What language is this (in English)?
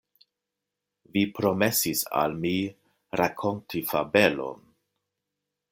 Esperanto